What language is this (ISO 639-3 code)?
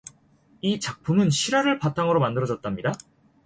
kor